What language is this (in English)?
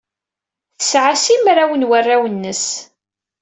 Kabyle